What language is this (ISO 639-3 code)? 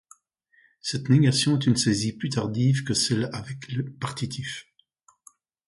fra